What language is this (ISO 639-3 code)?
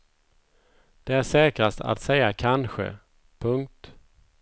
swe